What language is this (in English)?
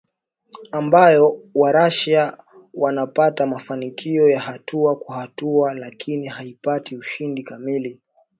Swahili